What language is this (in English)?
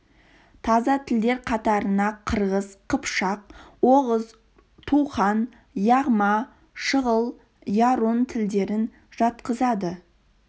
Kazakh